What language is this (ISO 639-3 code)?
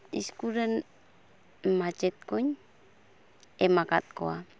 sat